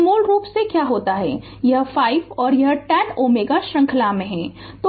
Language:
Hindi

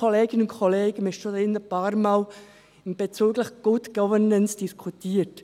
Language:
Swiss German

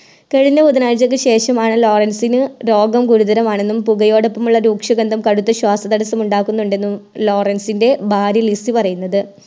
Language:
Malayalam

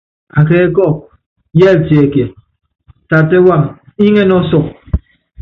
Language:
Yangben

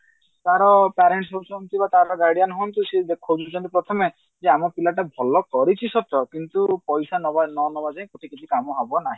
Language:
Odia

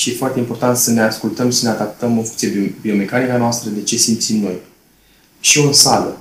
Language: Romanian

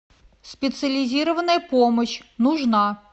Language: Russian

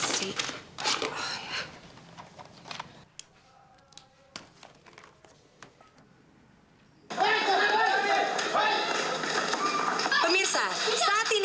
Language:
Indonesian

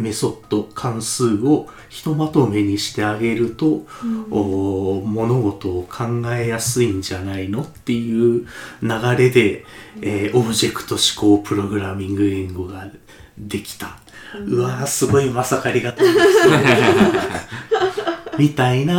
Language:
Japanese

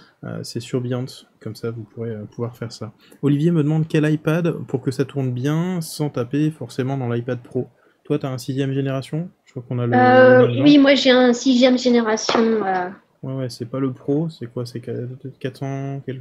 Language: French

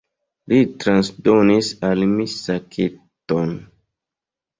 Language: Esperanto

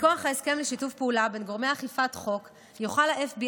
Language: Hebrew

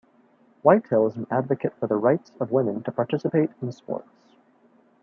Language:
English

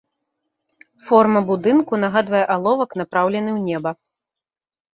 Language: Belarusian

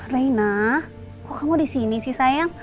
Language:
Indonesian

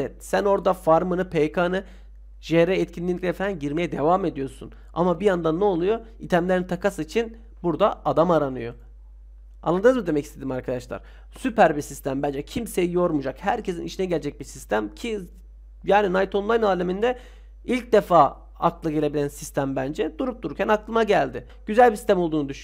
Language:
Turkish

